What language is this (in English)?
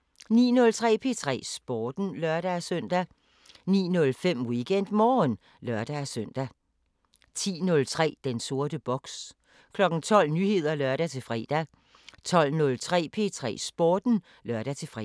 Danish